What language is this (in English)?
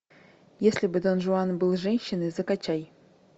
Russian